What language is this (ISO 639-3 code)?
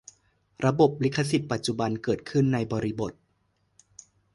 tha